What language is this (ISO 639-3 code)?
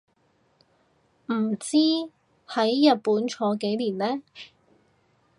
yue